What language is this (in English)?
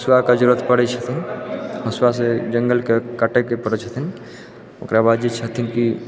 Maithili